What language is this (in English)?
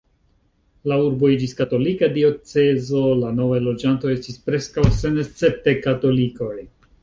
Esperanto